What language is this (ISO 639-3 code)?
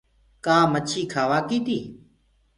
ggg